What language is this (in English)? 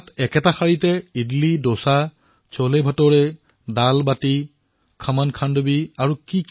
Assamese